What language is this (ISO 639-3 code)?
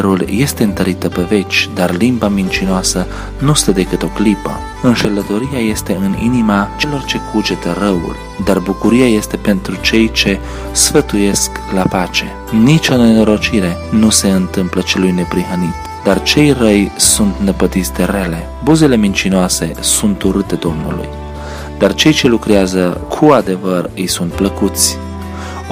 ron